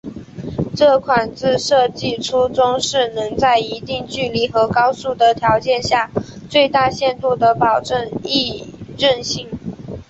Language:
Chinese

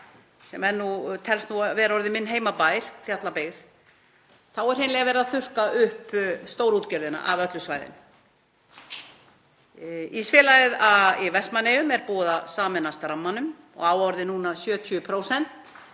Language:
Icelandic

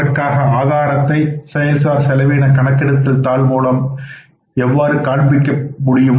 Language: Tamil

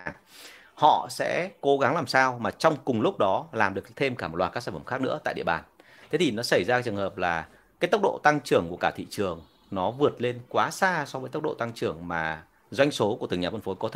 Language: Vietnamese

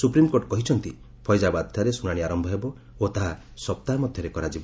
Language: Odia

